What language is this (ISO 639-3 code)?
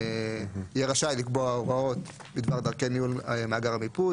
heb